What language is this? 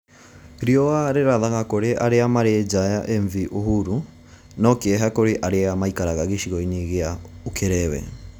Kikuyu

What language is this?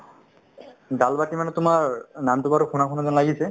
Assamese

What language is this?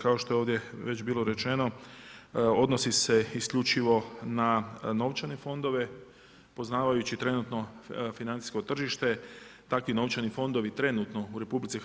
Croatian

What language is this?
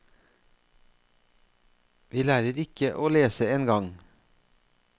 Norwegian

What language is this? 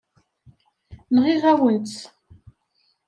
Kabyle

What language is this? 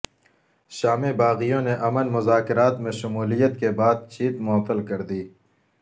Urdu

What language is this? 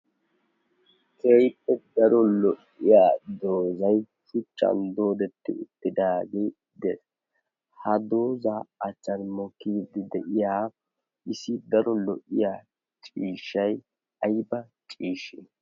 Wolaytta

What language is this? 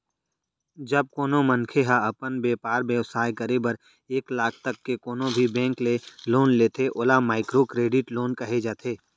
Chhattisgarhi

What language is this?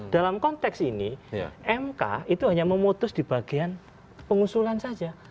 Indonesian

